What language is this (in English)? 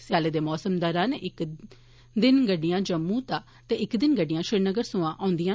Dogri